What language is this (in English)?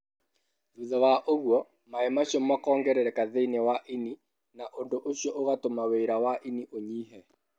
Kikuyu